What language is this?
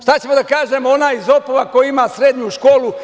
Serbian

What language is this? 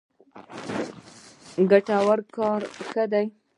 Pashto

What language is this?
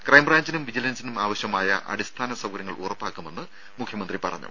Malayalam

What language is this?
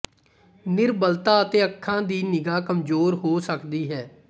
Punjabi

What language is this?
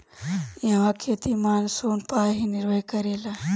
Bhojpuri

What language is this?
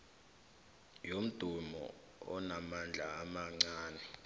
South Ndebele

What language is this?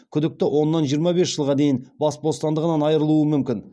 Kazakh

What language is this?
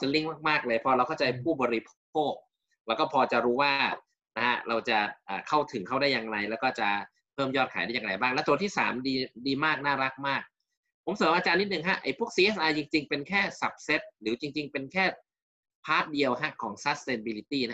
Thai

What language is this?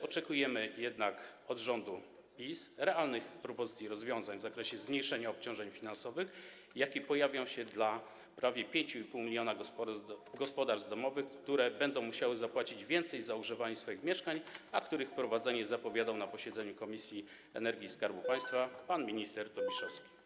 Polish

